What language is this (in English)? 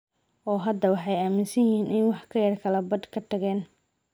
Somali